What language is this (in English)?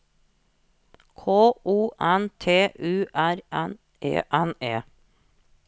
Norwegian